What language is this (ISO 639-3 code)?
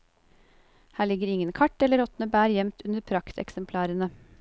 nor